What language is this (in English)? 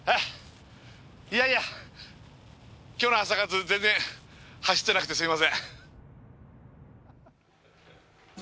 Japanese